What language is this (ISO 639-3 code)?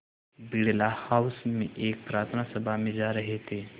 hin